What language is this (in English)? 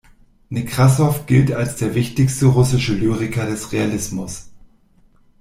German